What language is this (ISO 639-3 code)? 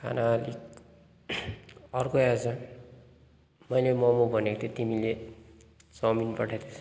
nep